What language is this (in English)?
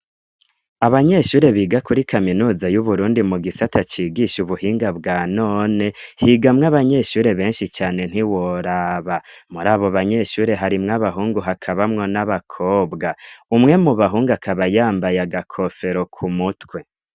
Rundi